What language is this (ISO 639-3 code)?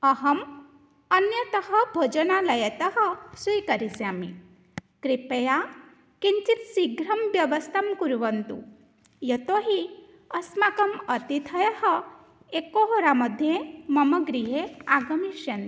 san